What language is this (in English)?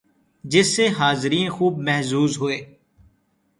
Urdu